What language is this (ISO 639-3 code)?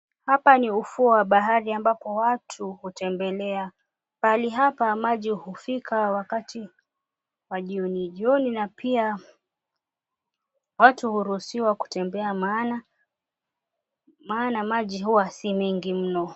swa